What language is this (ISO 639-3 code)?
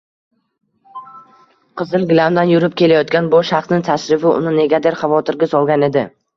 uzb